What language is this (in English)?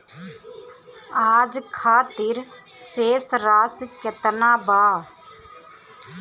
Bhojpuri